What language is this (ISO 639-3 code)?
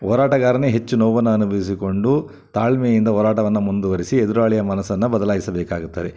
kan